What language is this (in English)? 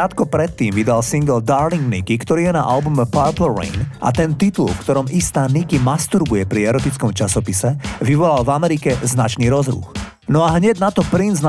Slovak